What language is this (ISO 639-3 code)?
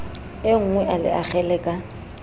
sot